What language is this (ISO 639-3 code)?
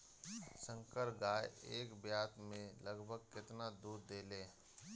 bho